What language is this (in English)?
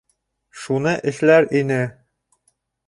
Bashkir